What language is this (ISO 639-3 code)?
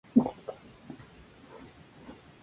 spa